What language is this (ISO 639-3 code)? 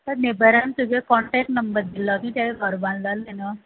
kok